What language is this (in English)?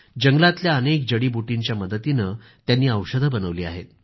Marathi